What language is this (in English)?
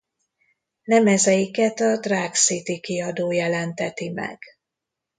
Hungarian